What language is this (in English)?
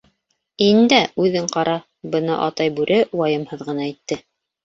Bashkir